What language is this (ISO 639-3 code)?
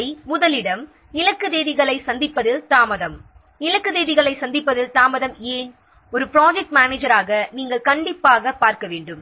tam